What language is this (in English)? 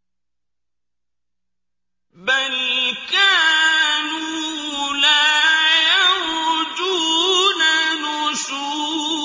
Arabic